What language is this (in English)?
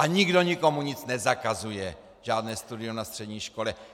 Czech